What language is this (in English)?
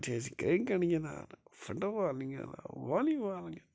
Kashmiri